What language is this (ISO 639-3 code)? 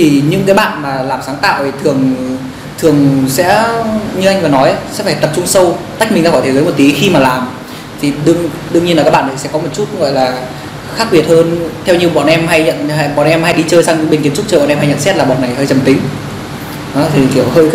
vie